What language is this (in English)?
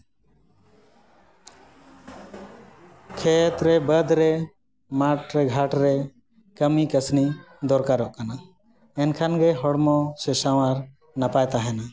Santali